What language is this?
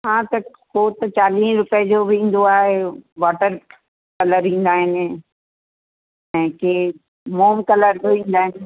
Sindhi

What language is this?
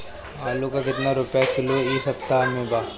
Bhojpuri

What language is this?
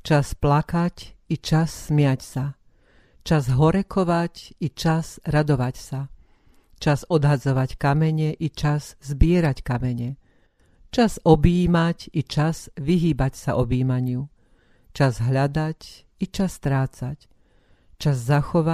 Slovak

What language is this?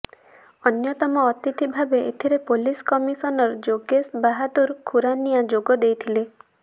Odia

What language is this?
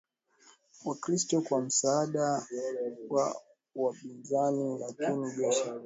Swahili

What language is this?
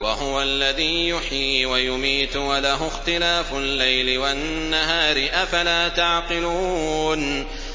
Arabic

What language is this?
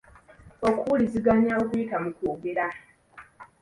Ganda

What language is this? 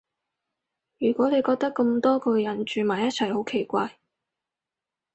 Cantonese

